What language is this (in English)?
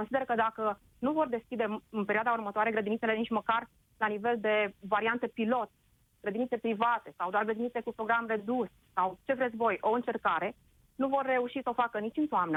Romanian